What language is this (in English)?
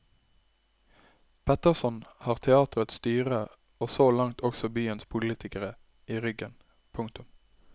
Norwegian